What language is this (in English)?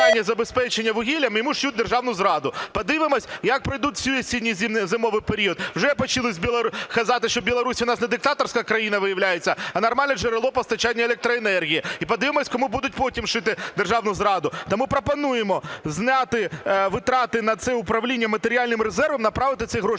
Ukrainian